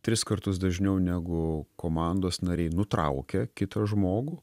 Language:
Lithuanian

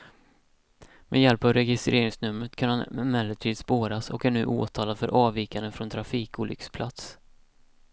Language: Swedish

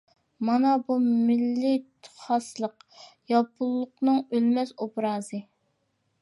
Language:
Uyghur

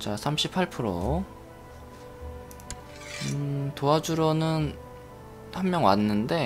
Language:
Korean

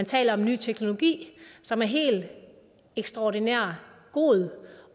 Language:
Danish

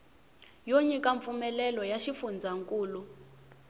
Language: Tsonga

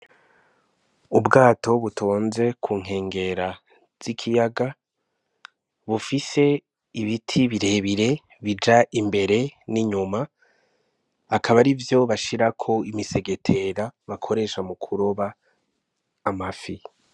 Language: Rundi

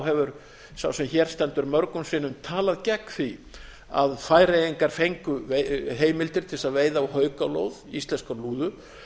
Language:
Icelandic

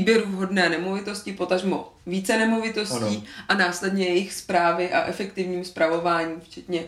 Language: Czech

